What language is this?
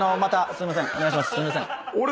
Japanese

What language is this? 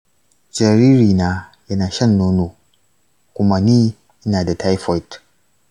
Hausa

